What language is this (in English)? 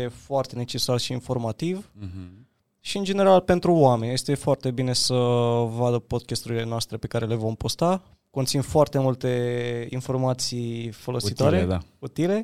Romanian